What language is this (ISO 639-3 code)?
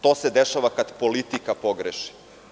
srp